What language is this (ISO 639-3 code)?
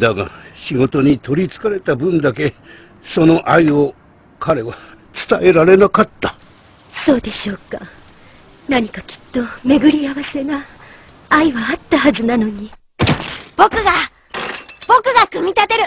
jpn